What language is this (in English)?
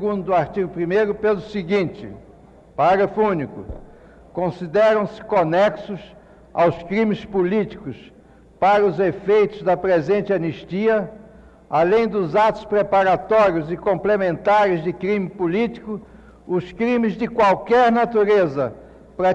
Portuguese